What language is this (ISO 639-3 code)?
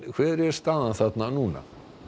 isl